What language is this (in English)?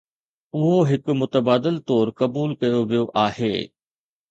Sindhi